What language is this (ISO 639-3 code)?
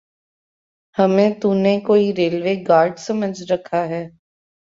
urd